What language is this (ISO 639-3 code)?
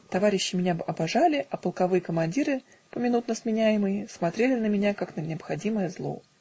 rus